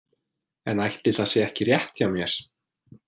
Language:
Icelandic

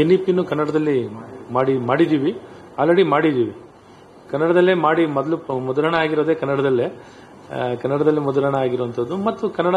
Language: Kannada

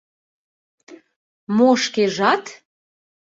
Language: Mari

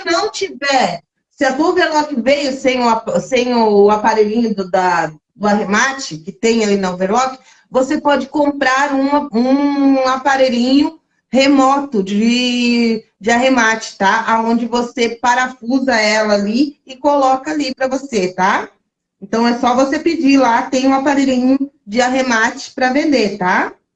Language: Portuguese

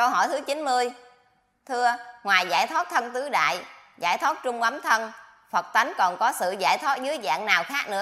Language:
Vietnamese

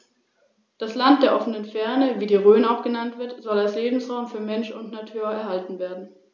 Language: German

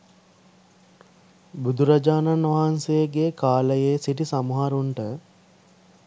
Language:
Sinhala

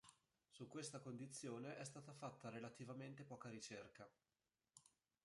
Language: Italian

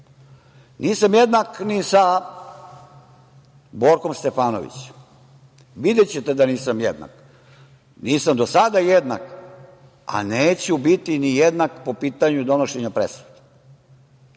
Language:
Serbian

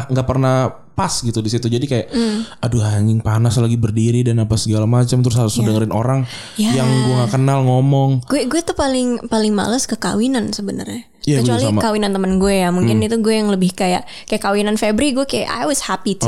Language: Indonesian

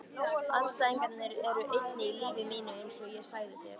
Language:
Icelandic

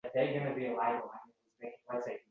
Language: Uzbek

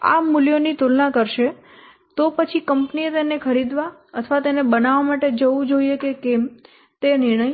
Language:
Gujarati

